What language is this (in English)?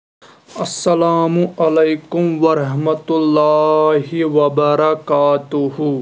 Kashmiri